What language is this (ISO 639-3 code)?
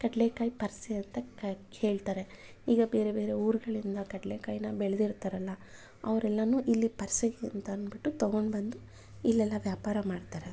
kan